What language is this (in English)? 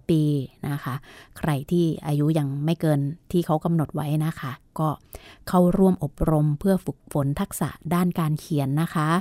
Thai